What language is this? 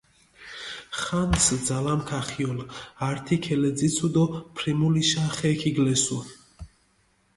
Mingrelian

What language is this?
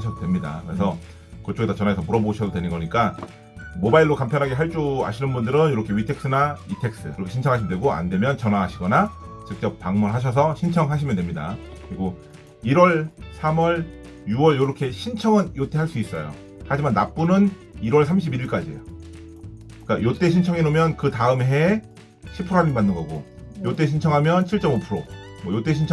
Korean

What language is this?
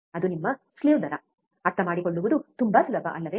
Kannada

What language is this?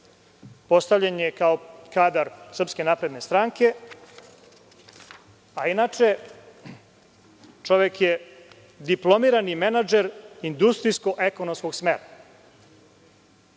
Serbian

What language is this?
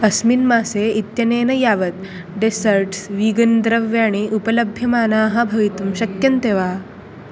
Sanskrit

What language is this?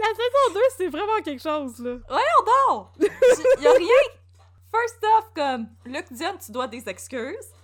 French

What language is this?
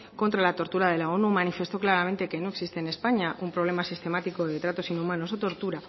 Spanish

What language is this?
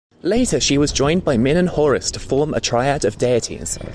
English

